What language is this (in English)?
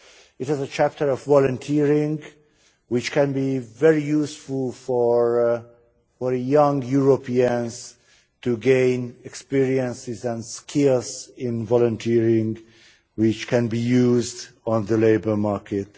English